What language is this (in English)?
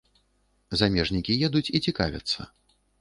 Belarusian